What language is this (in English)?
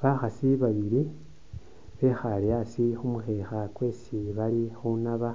Masaaba